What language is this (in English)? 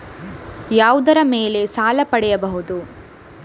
Kannada